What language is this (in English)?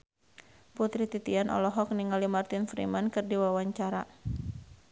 Sundanese